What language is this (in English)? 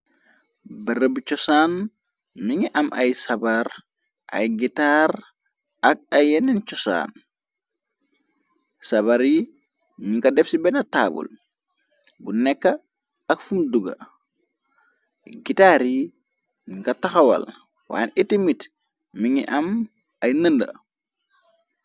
Wolof